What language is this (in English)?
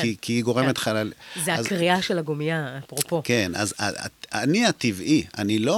Hebrew